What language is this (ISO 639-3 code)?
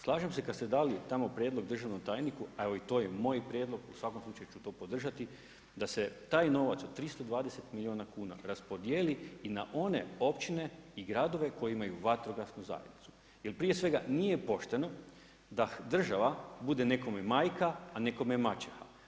hrv